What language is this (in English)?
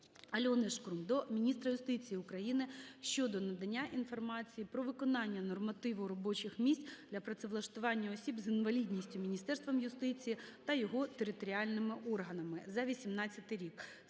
Ukrainian